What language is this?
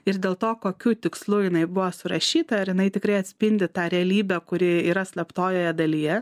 Lithuanian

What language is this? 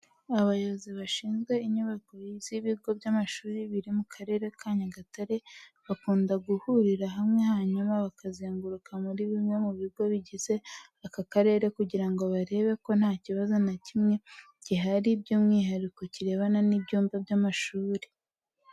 Kinyarwanda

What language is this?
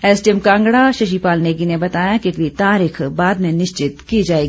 Hindi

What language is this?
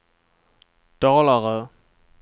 Swedish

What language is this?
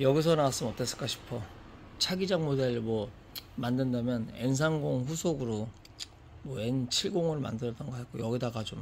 Korean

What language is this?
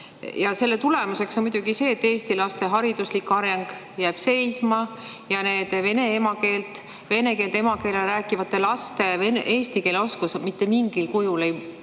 Estonian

